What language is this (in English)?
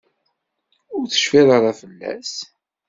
Kabyle